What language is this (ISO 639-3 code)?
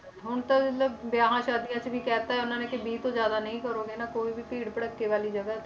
pan